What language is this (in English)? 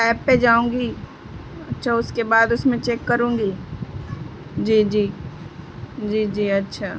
Urdu